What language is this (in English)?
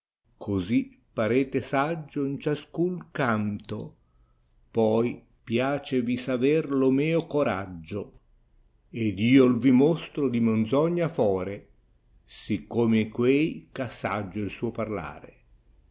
Italian